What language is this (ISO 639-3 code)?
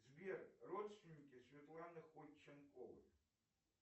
rus